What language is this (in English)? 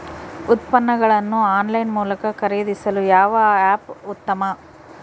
Kannada